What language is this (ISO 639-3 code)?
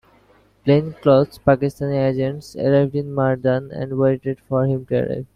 eng